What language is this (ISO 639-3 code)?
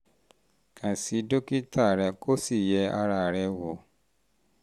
yor